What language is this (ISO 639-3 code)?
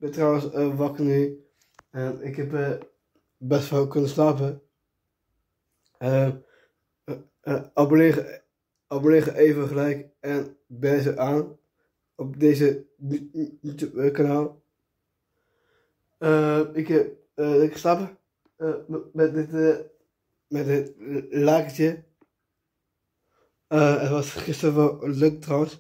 nld